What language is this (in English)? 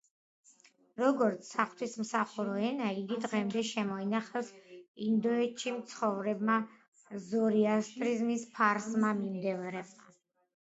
Georgian